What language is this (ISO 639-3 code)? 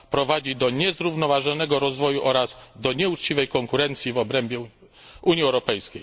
pol